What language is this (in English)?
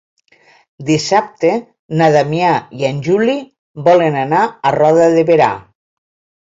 Catalan